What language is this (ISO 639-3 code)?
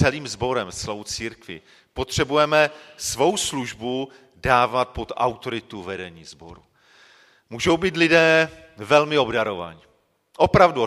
ces